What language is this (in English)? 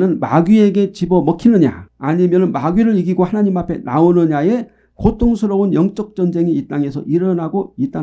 Korean